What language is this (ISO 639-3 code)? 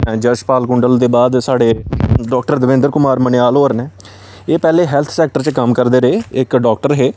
doi